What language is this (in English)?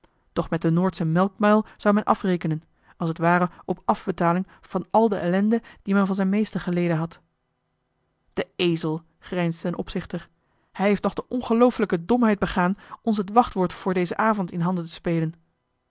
Dutch